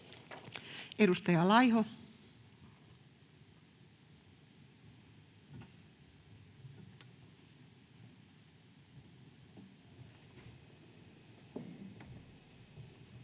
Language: Finnish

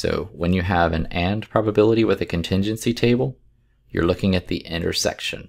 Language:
English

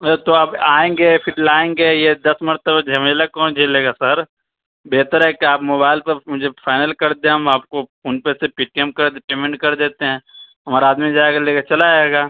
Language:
Urdu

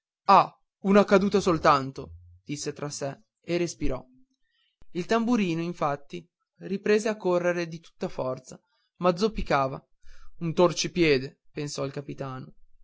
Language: Italian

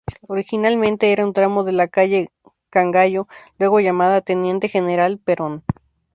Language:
Spanish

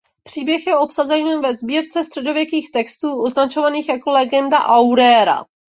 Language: Czech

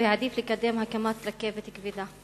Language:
Hebrew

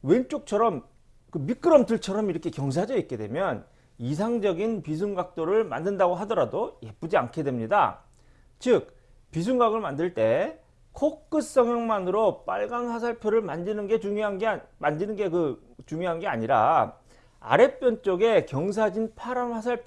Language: Korean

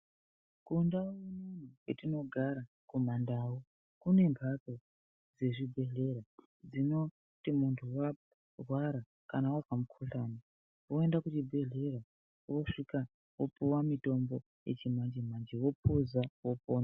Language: Ndau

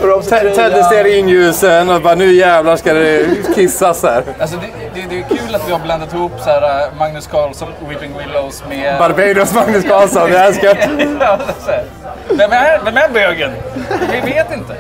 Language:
Swedish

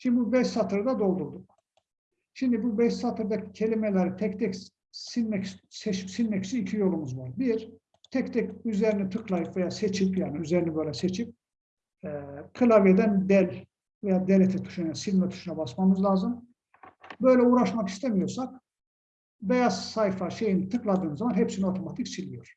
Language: Turkish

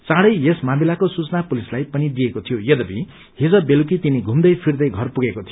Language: Nepali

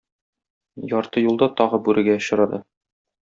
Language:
Tatar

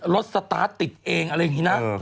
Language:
Thai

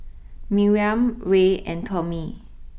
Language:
English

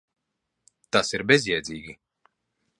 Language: Latvian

